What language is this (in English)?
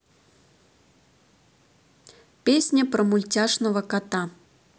Russian